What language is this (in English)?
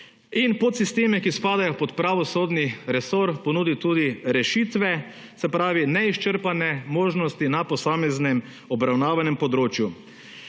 Slovenian